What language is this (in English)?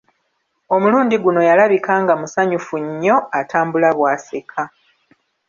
Ganda